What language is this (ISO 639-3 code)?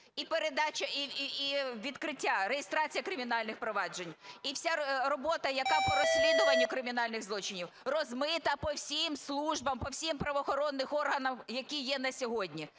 ukr